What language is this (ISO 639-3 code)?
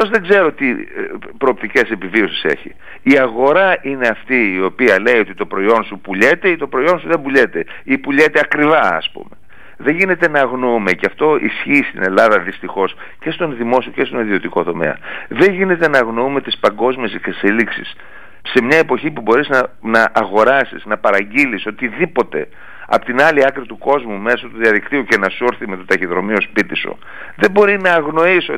ell